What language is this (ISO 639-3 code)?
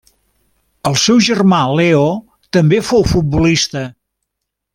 cat